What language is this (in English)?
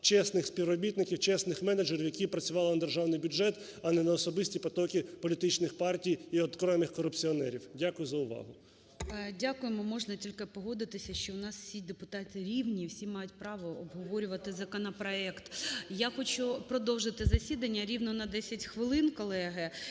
Ukrainian